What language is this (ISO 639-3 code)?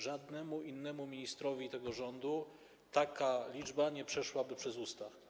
pol